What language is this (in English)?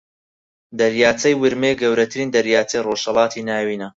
Central Kurdish